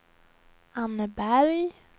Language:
Swedish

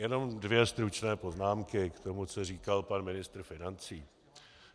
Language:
Czech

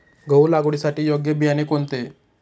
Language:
Marathi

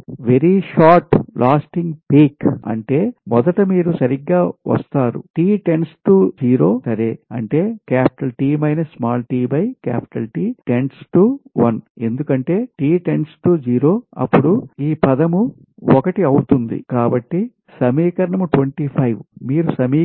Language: Telugu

